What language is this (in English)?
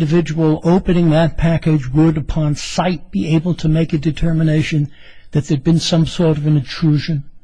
English